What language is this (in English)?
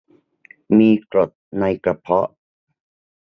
Thai